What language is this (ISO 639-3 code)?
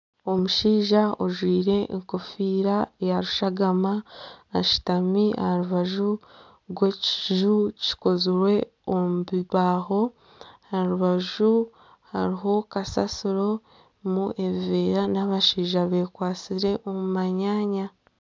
nyn